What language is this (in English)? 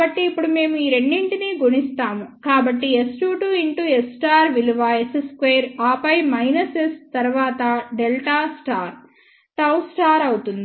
Telugu